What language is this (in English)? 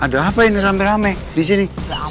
Indonesian